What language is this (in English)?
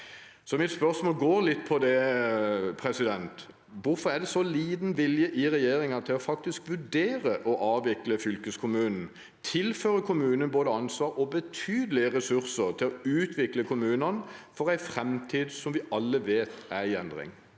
Norwegian